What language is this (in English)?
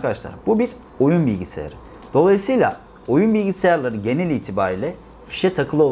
Turkish